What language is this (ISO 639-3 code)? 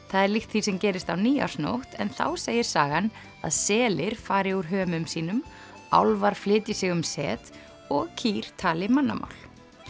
isl